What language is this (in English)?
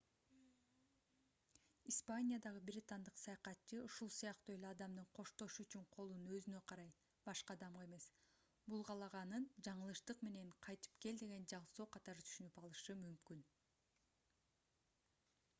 Kyrgyz